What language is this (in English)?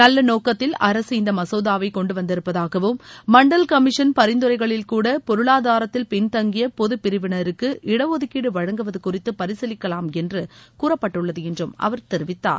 Tamil